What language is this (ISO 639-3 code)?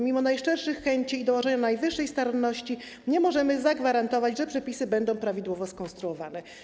pol